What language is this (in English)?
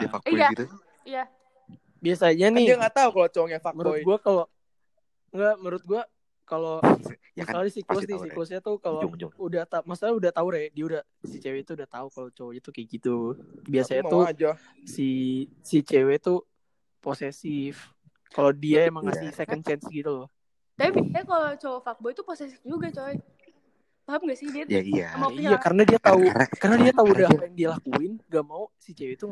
Indonesian